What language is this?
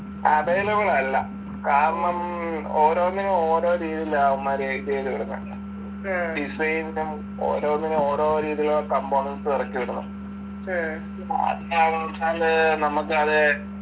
Malayalam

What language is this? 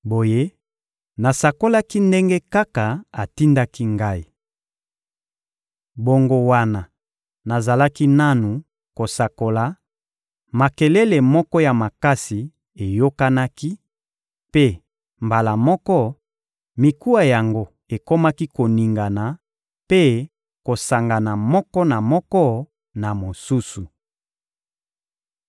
Lingala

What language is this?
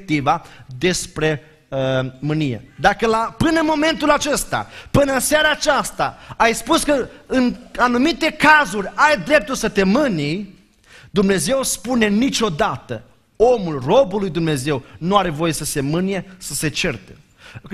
Romanian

